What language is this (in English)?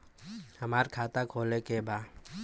Bhojpuri